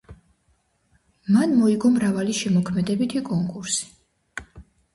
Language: Georgian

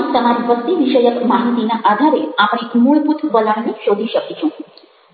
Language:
Gujarati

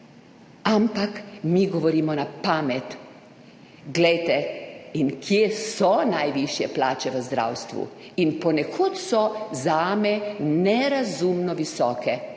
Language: Slovenian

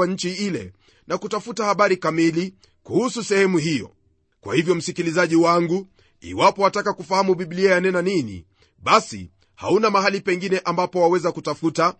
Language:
Swahili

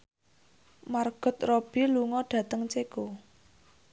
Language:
Javanese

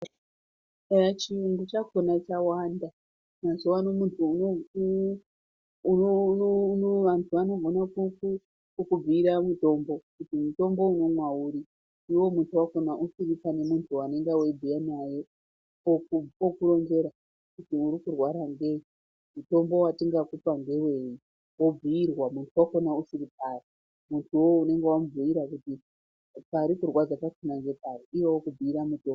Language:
Ndau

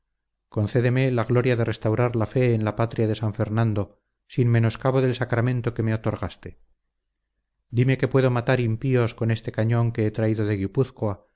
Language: Spanish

